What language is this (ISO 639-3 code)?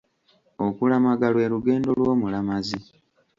lug